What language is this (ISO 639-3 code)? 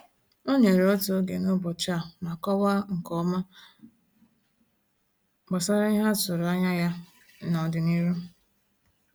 ibo